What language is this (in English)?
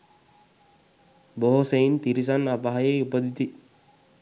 Sinhala